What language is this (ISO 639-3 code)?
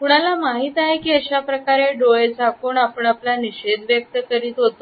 mar